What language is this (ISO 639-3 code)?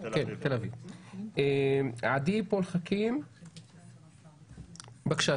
heb